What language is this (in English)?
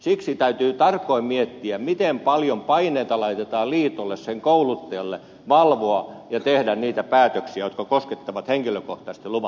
Finnish